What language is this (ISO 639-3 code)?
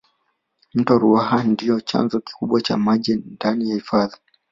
swa